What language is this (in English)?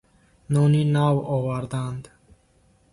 Tajik